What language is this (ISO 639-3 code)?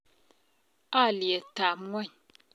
kln